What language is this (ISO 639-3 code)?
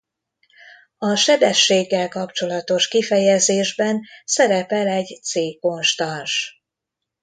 hun